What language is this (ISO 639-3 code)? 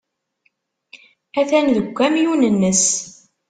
kab